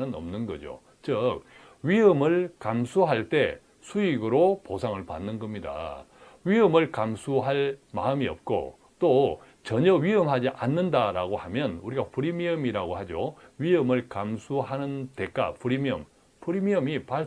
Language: Korean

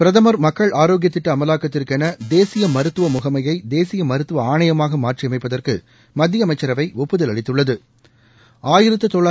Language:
Tamil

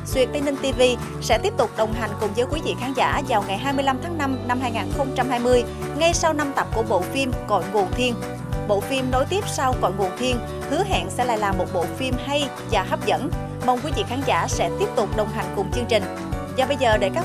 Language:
Vietnamese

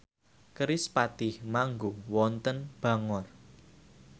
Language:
Javanese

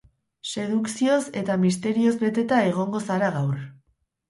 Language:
Basque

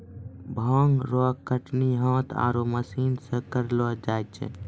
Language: Maithili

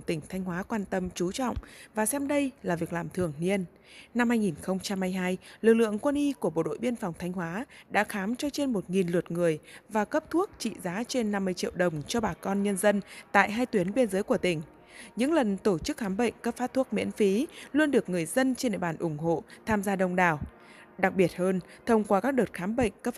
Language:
Vietnamese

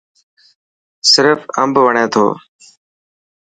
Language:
Dhatki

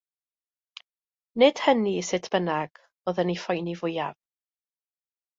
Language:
Welsh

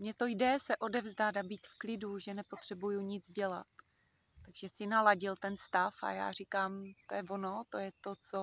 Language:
Czech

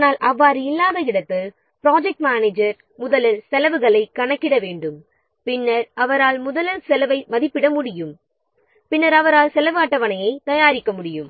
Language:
Tamil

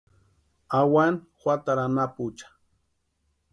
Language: Western Highland Purepecha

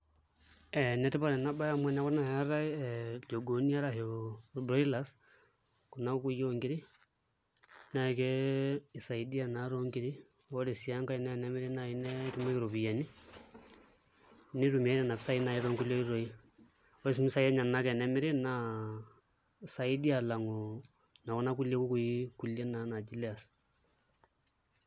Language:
Masai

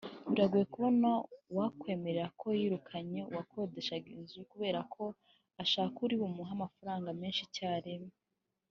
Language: Kinyarwanda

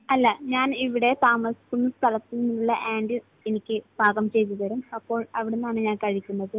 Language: Malayalam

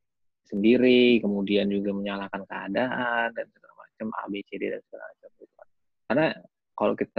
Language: Indonesian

